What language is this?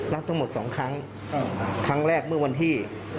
Thai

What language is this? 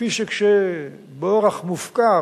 Hebrew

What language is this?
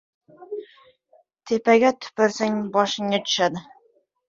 Uzbek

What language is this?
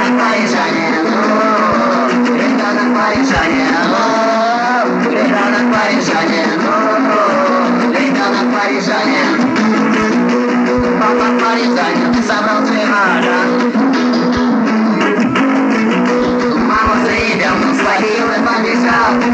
Romanian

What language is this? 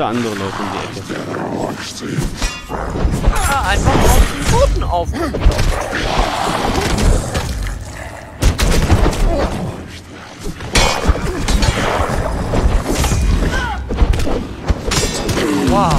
German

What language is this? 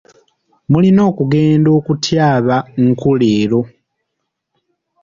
Ganda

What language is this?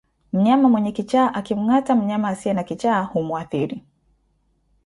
Swahili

